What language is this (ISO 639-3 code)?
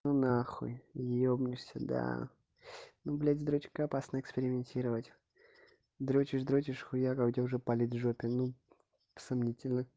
rus